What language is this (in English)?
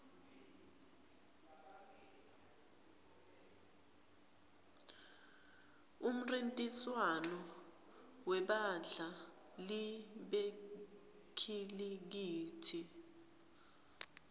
Swati